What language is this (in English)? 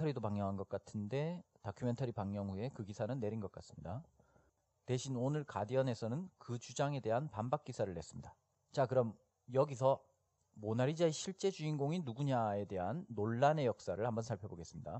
Korean